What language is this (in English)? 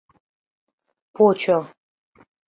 Mari